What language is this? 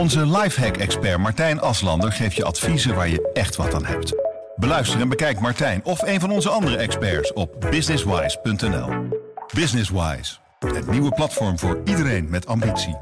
Dutch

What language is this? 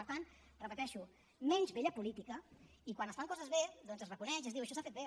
Catalan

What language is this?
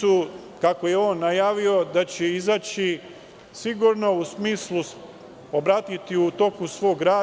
Serbian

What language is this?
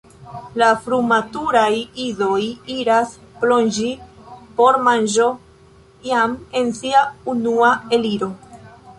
Esperanto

